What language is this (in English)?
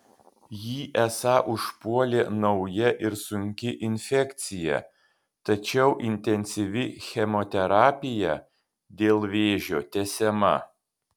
Lithuanian